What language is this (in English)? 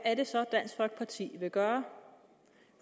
Danish